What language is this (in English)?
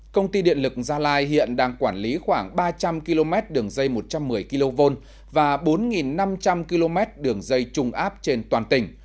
Vietnamese